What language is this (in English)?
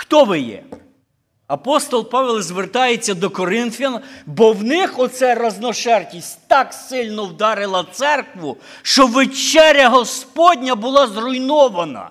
Ukrainian